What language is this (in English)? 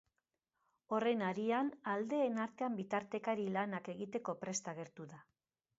Basque